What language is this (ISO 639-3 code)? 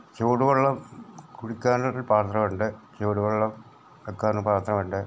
mal